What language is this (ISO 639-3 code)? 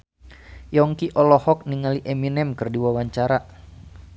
sun